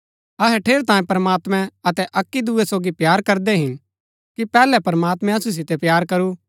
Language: Gaddi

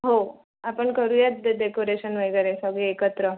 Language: Marathi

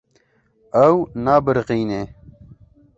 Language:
Kurdish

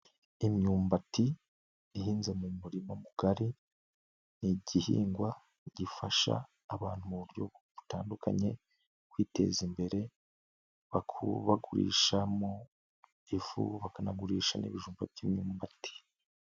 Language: Kinyarwanda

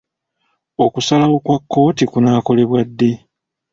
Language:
Ganda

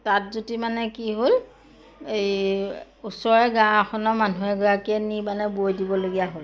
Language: Assamese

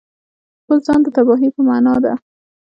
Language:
Pashto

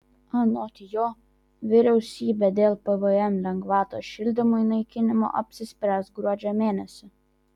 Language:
Lithuanian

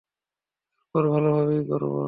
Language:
Bangla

